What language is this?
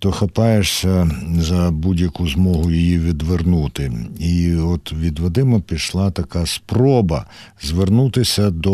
Ukrainian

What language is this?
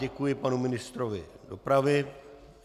Czech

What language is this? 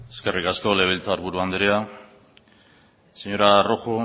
Basque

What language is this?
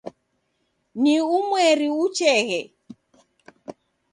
Taita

